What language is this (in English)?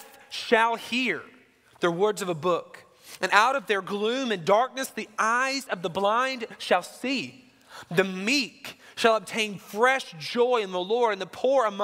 English